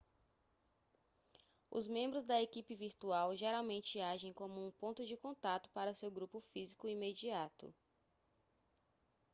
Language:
Portuguese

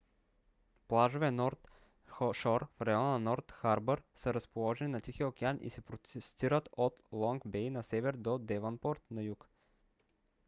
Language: Bulgarian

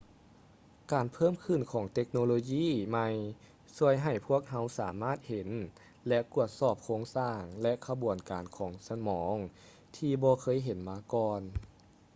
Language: Lao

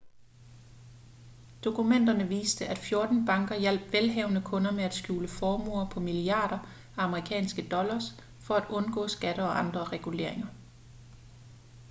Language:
Danish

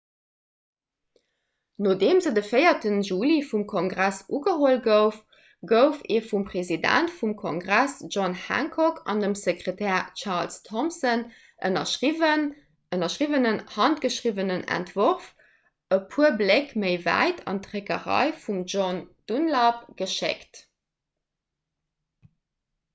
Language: Luxembourgish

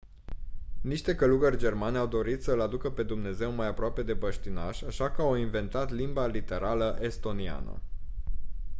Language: Romanian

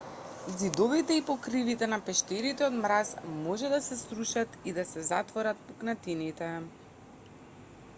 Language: Macedonian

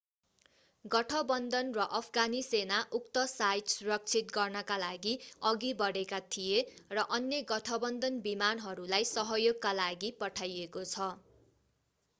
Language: Nepali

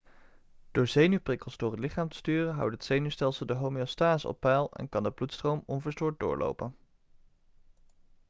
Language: Dutch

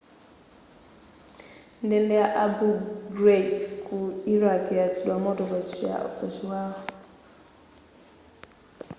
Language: Nyanja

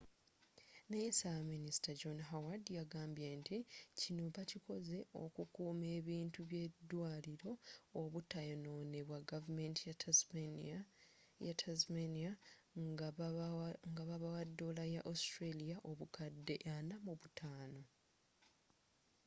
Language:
Ganda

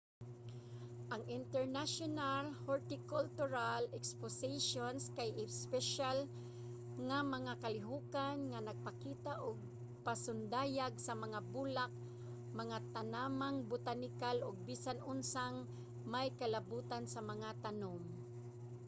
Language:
Cebuano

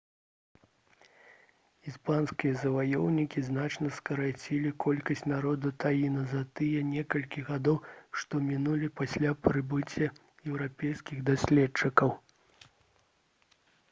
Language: Belarusian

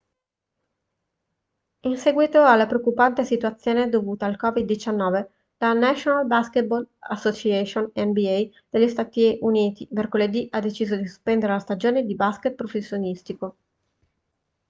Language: Italian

